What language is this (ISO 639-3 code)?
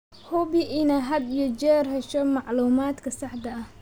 som